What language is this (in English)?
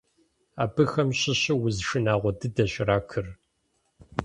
Kabardian